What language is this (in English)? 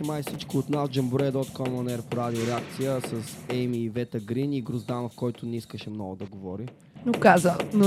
Bulgarian